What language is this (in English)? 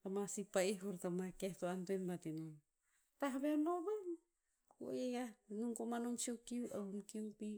Tinputz